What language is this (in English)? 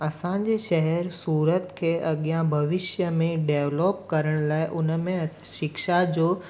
Sindhi